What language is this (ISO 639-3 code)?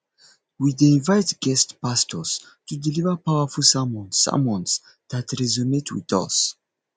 pcm